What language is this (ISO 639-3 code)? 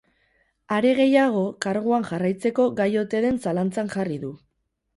eus